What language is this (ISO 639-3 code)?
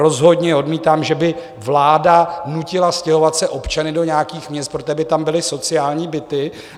ces